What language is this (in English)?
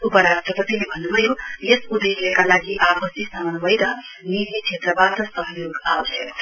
Nepali